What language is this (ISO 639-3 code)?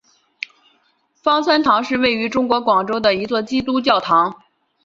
zho